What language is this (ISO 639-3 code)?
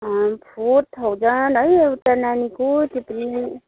nep